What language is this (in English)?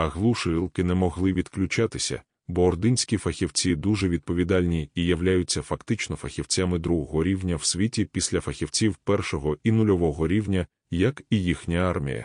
Ukrainian